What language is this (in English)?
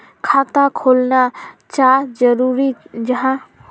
Magahi